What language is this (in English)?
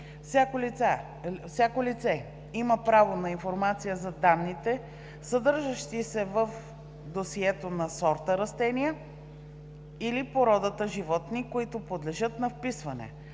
Bulgarian